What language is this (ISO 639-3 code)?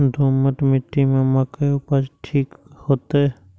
mai